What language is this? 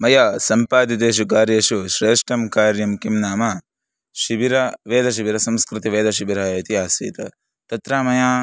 Sanskrit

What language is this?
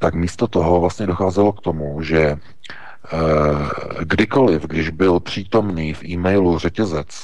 Czech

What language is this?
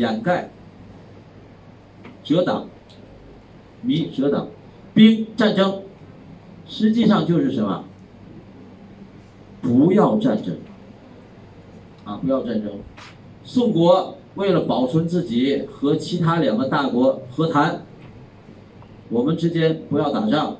Chinese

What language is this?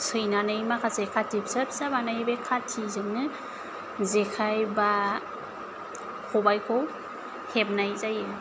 Bodo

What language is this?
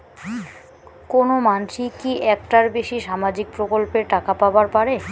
Bangla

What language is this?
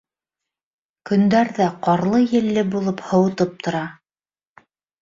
Bashkir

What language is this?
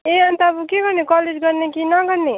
Nepali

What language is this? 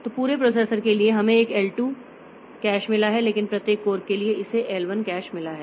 Hindi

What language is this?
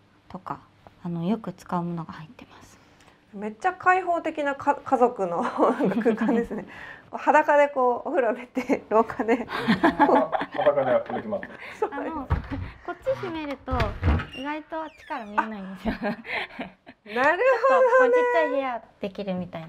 Japanese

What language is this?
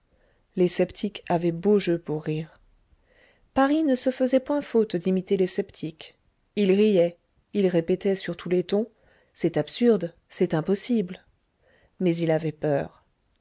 French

